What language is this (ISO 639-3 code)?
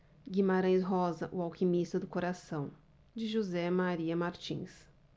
por